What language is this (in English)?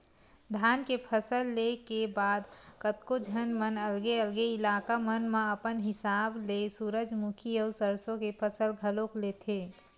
Chhattisgarhi